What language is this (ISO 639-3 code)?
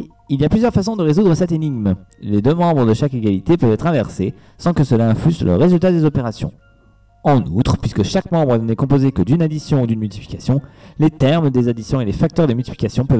fra